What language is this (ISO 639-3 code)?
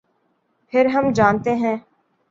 urd